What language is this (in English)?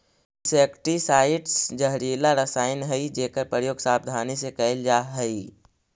Magahi